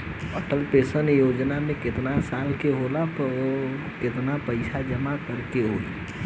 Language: Bhojpuri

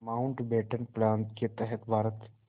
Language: Hindi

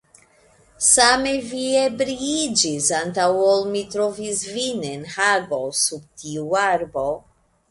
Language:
Esperanto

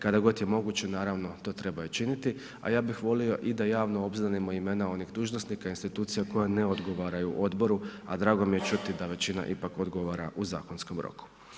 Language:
Croatian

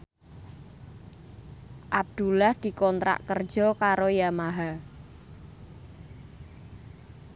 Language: Javanese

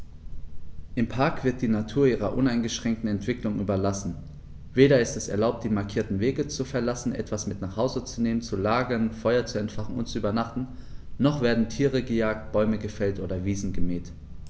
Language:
German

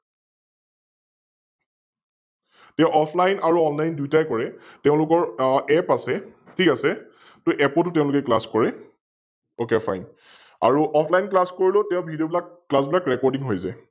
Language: Assamese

